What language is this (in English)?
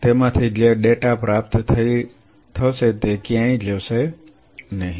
Gujarati